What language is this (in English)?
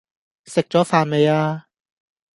Cantonese